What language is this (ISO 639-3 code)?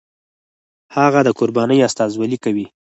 pus